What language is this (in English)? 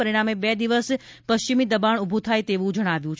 Gujarati